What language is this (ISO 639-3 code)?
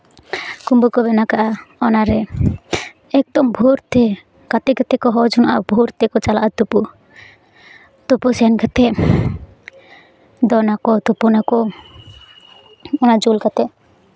sat